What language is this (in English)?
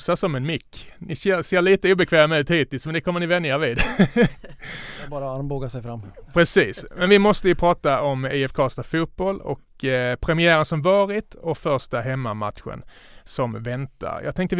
Swedish